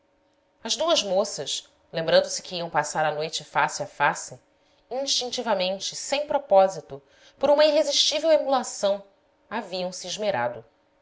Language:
Portuguese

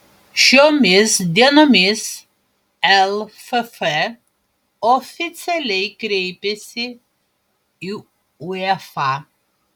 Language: Lithuanian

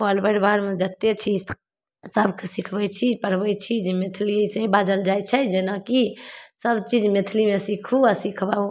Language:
Maithili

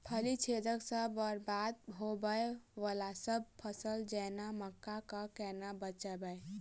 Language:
Maithili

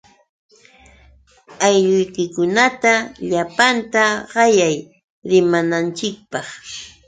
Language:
Yauyos Quechua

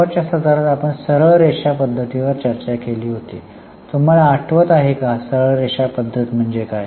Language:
Marathi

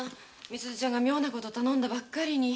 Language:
Japanese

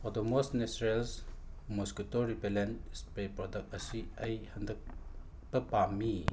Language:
Manipuri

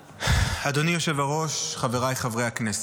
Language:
Hebrew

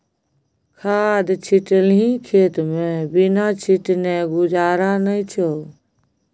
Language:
Maithili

